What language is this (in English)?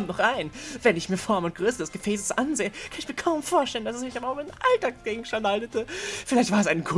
German